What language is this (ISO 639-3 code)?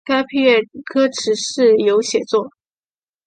zho